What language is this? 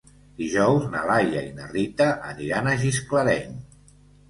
Catalan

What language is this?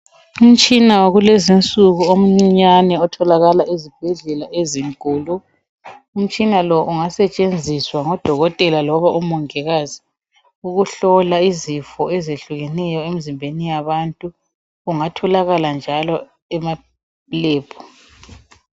North Ndebele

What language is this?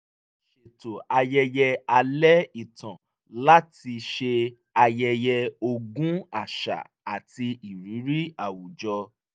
Yoruba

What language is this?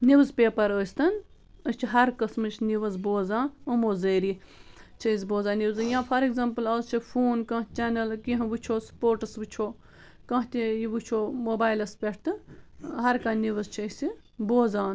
Kashmiri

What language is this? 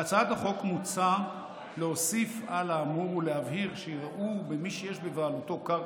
Hebrew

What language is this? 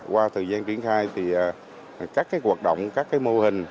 Vietnamese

